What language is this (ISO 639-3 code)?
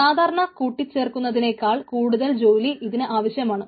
mal